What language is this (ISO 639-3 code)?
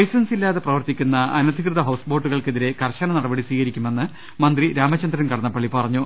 mal